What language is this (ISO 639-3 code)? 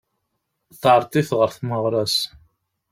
kab